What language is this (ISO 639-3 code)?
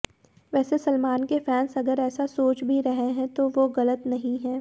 hin